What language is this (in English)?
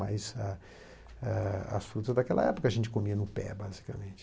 Portuguese